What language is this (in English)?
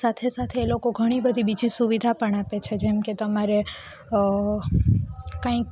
Gujarati